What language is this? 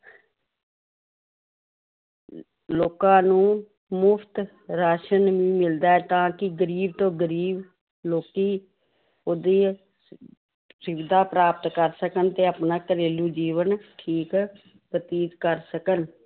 Punjabi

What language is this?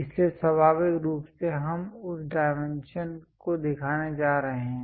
Hindi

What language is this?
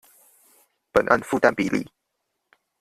Chinese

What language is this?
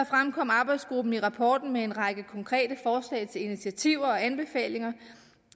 Danish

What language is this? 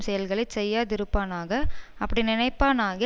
Tamil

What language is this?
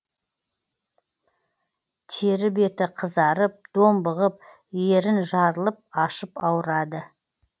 Kazakh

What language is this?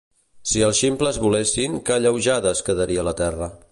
Catalan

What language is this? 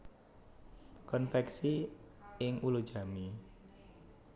Javanese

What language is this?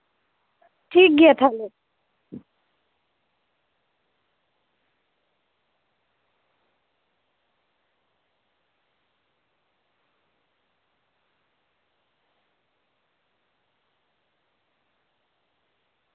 Santali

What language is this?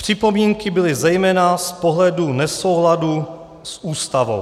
Czech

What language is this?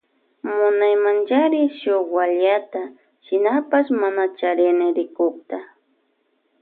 Loja Highland Quichua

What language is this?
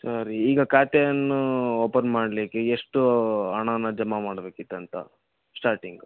Kannada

